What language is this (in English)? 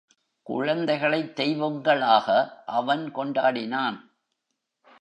Tamil